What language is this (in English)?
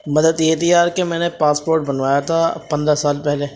Urdu